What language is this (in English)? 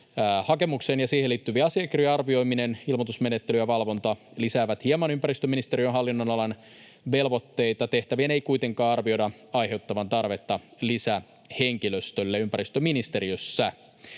Finnish